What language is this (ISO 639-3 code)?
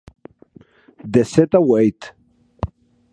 oci